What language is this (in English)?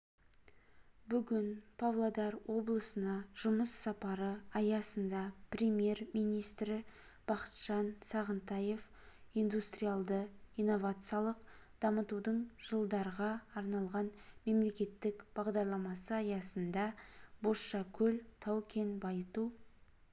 Kazakh